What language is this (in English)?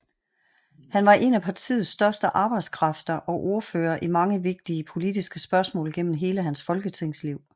Danish